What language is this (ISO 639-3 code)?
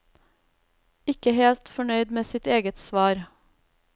nor